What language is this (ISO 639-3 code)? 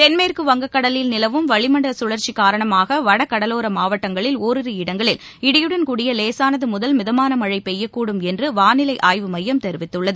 tam